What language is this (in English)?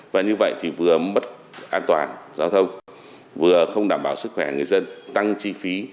Vietnamese